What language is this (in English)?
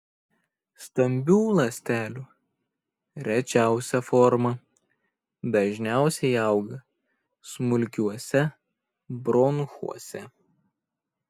Lithuanian